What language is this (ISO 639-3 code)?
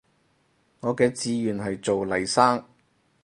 yue